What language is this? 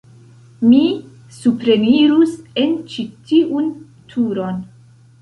Esperanto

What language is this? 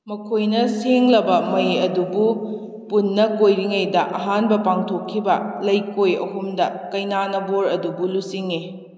Manipuri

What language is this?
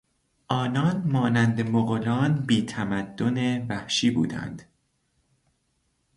Persian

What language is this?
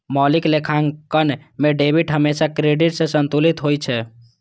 Maithili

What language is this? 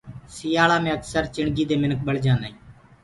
Gurgula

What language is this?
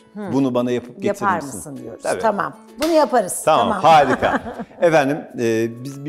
Turkish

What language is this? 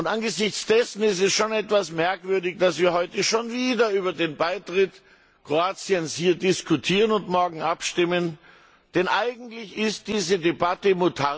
German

